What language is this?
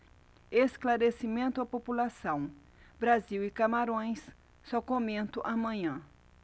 Portuguese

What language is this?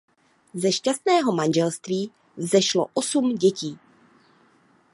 Czech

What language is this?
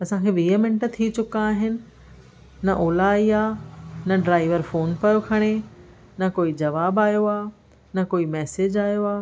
Sindhi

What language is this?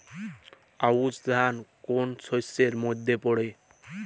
Bangla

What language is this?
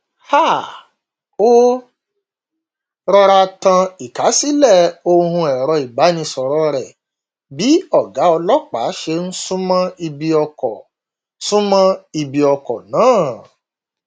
Yoruba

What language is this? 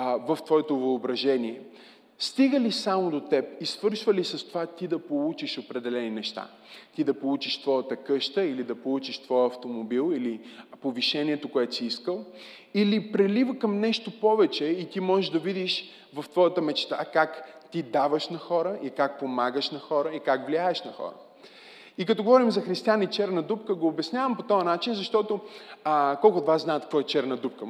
Bulgarian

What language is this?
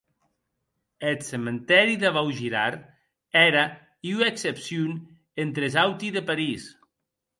Occitan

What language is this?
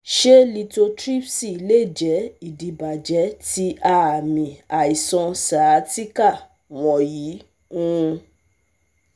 Yoruba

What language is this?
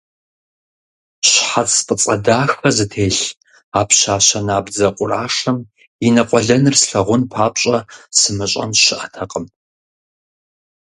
Kabardian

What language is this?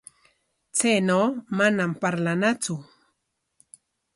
Corongo Ancash Quechua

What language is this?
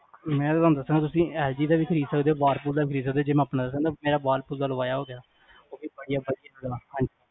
Punjabi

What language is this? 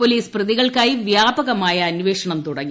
Malayalam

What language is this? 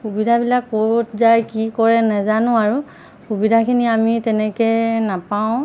Assamese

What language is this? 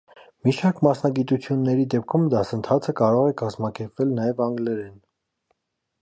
Armenian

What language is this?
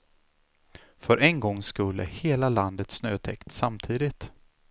Swedish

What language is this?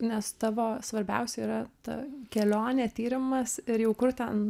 Lithuanian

